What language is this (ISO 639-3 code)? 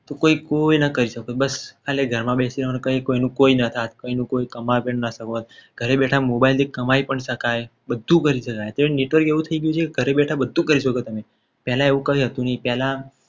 guj